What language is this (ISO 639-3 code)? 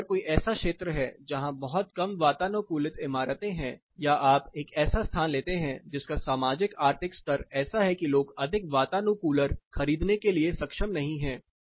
hin